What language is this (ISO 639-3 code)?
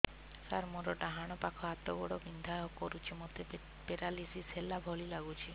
ori